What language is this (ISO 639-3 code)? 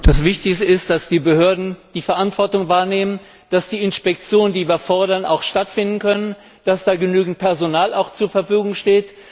deu